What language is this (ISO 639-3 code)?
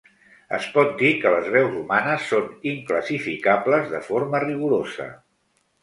cat